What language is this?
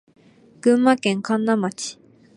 Japanese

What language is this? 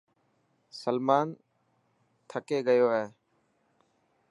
Dhatki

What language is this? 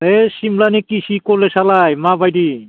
Bodo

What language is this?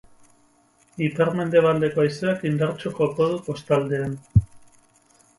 Basque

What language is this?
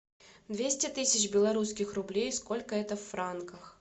Russian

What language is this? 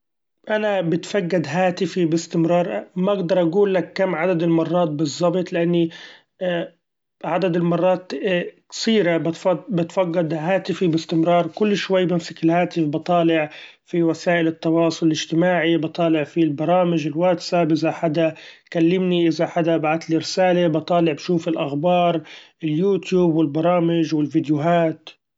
Gulf Arabic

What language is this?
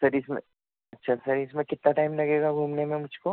Urdu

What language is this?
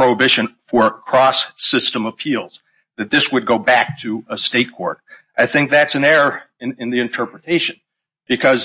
English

